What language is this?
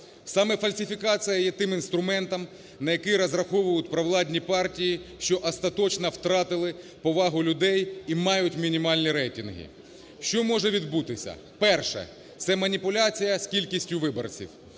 Ukrainian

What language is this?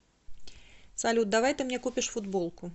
Russian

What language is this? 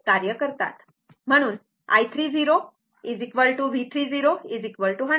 Marathi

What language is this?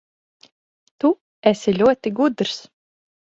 Latvian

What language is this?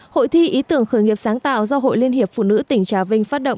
Vietnamese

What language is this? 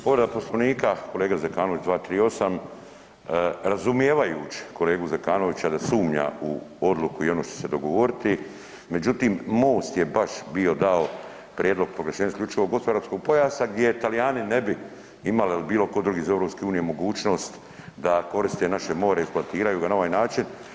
Croatian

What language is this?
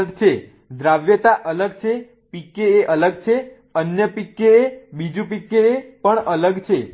Gujarati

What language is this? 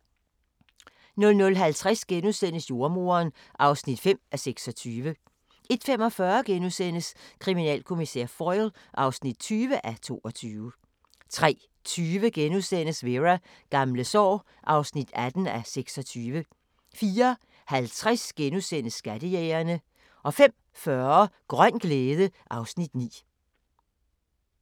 Danish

